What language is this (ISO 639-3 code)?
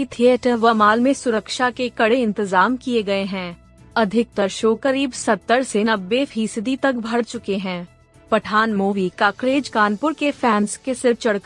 hin